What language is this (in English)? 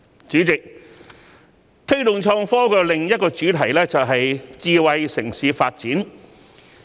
Cantonese